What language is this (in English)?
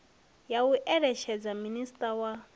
Venda